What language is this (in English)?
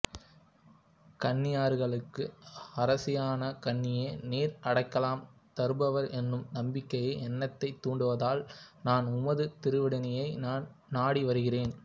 Tamil